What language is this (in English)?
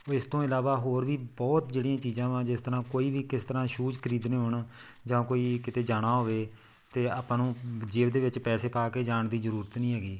Punjabi